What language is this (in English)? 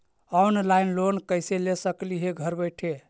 Magahi